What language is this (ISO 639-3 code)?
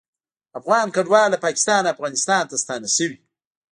pus